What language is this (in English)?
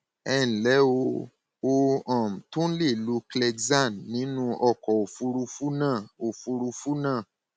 Yoruba